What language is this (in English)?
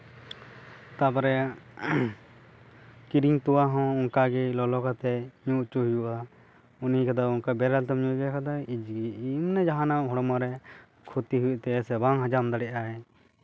Santali